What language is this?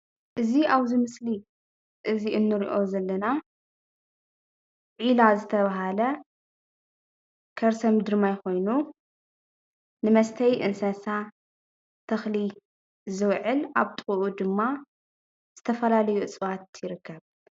Tigrinya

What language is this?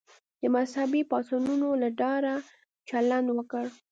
Pashto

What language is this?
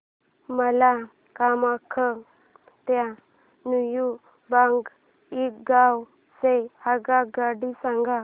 Marathi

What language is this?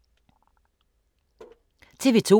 Danish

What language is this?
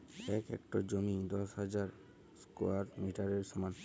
Bangla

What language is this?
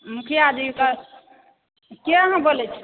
Maithili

